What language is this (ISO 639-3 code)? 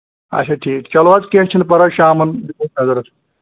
kas